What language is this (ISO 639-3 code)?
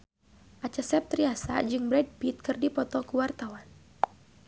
sun